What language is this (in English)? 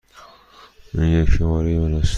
Persian